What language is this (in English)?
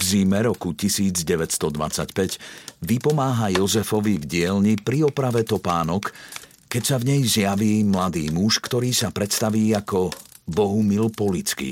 Slovak